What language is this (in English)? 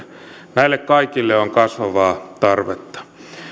Finnish